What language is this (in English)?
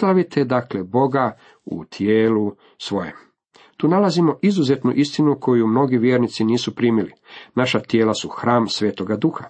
Croatian